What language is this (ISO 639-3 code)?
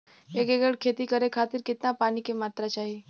bho